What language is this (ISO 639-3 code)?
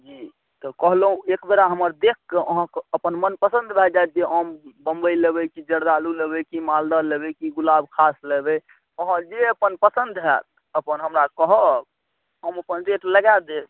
mai